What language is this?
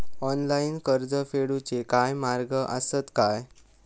Marathi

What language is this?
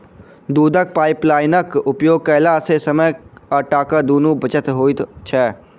Maithili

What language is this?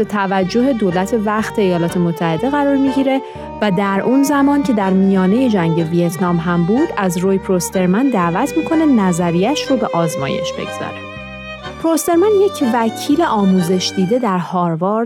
Persian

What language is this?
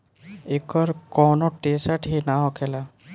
Bhojpuri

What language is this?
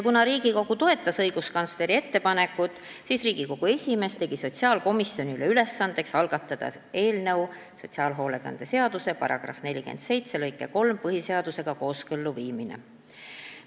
Estonian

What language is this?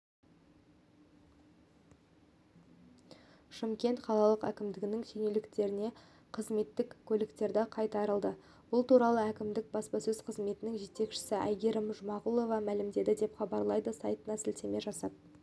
Kazakh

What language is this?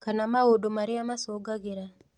Kikuyu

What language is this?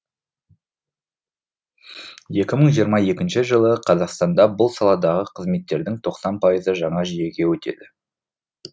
Kazakh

